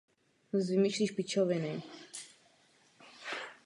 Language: Czech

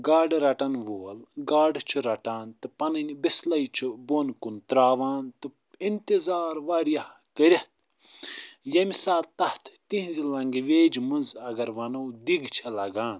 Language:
Kashmiri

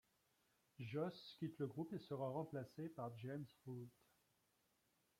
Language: French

